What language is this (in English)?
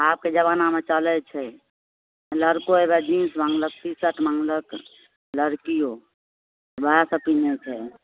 Maithili